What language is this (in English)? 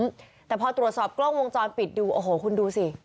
Thai